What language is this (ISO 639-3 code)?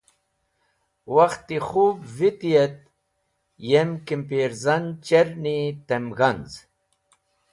wbl